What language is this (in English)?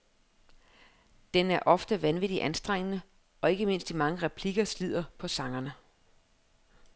Danish